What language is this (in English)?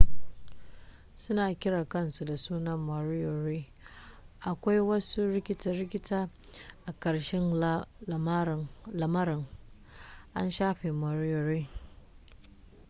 Hausa